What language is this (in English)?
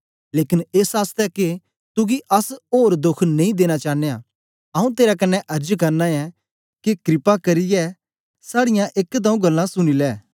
Dogri